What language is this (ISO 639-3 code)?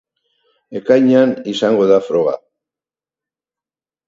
eus